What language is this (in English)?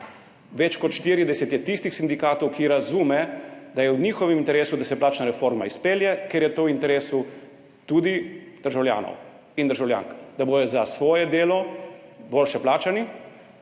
Slovenian